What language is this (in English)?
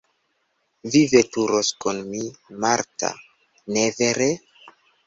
Esperanto